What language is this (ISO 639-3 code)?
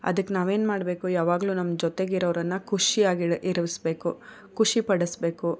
kan